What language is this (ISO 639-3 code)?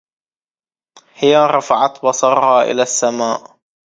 ara